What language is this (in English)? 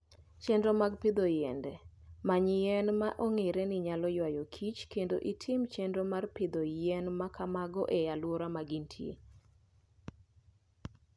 Luo (Kenya and Tanzania)